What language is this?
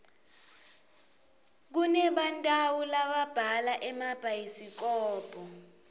Swati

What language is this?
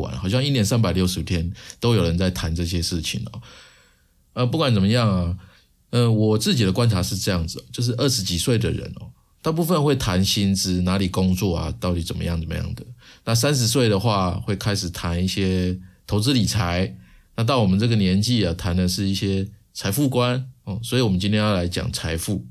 Chinese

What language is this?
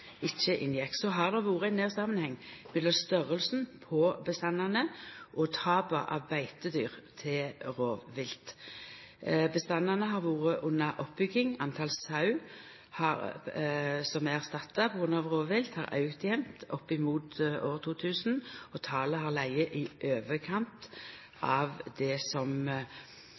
Norwegian Nynorsk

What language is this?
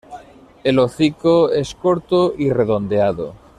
Spanish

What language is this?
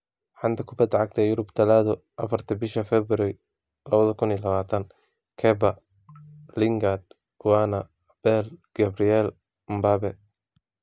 Somali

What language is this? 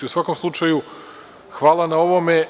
Serbian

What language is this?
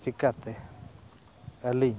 Santali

